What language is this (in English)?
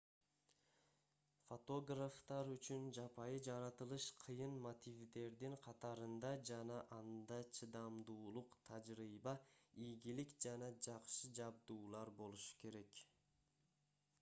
Kyrgyz